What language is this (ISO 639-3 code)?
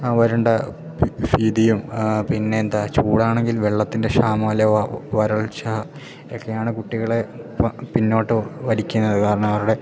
mal